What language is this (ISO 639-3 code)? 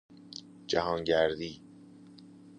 fas